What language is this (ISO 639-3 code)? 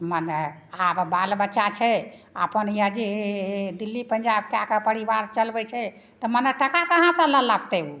mai